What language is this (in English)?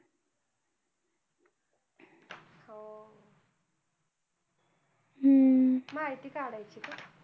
Marathi